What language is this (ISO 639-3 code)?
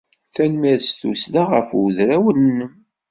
kab